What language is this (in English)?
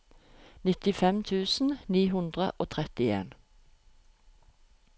Norwegian